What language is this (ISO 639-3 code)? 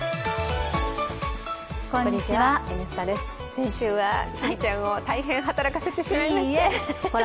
jpn